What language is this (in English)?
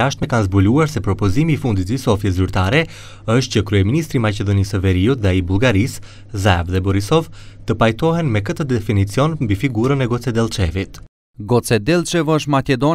Romanian